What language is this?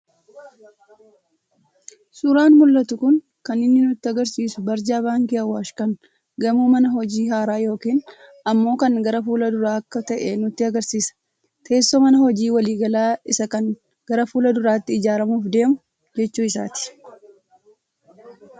Oromo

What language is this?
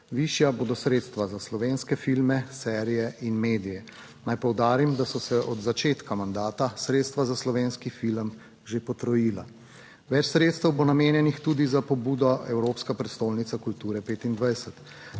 Slovenian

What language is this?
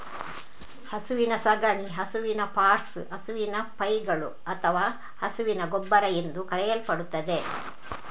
Kannada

